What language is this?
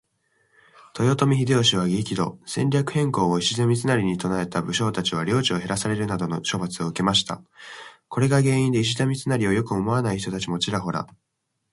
Japanese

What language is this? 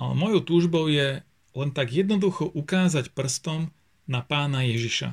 Slovak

